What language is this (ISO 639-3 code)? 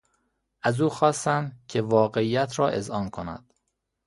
fas